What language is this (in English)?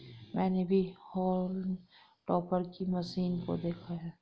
Hindi